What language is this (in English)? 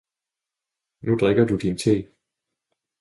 Danish